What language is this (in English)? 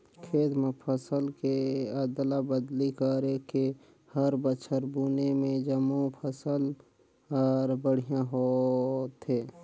Chhattisgarhi